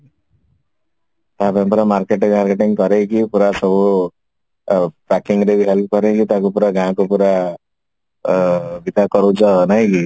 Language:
Odia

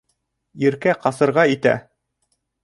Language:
Bashkir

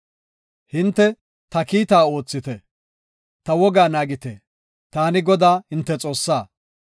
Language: Gofa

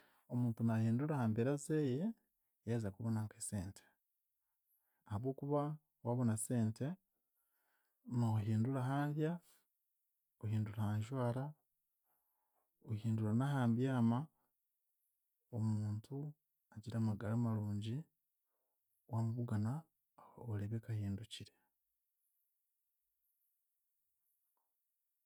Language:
Chiga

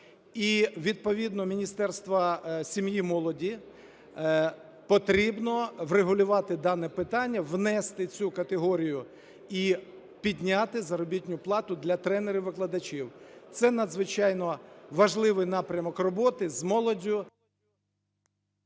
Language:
Ukrainian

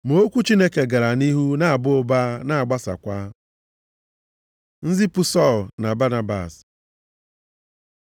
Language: Igbo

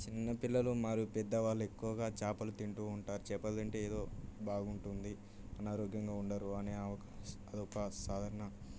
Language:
Telugu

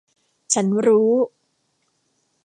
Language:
Thai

